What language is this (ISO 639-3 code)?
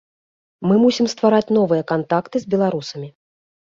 bel